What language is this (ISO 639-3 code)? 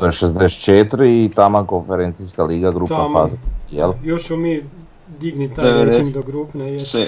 hrv